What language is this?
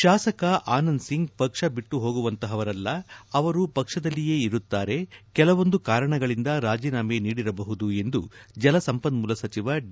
Kannada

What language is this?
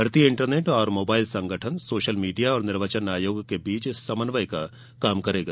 Hindi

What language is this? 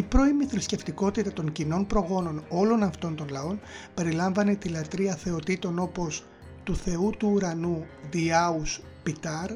Greek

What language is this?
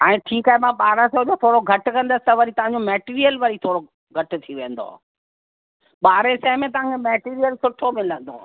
Sindhi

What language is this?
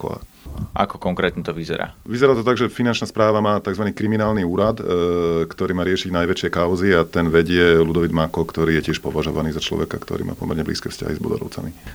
Slovak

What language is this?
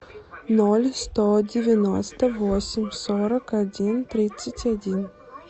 Russian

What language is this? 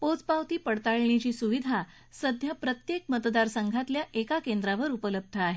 Marathi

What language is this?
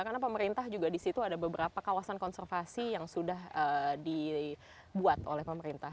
Indonesian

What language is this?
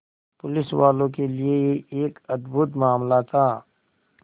Hindi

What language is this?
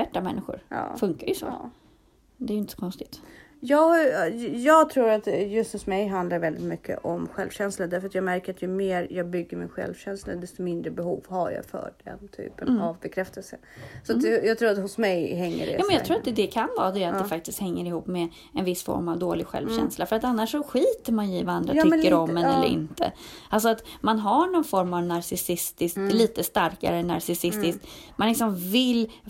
Swedish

